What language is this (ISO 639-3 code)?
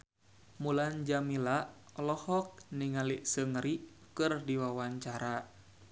sun